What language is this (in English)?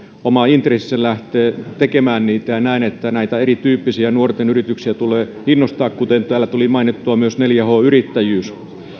Finnish